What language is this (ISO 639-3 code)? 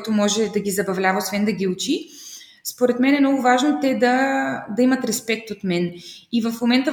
bul